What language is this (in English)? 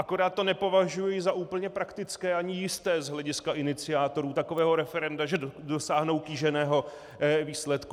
Czech